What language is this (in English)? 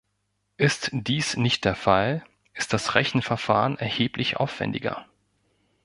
German